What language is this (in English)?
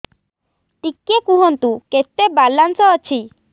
Odia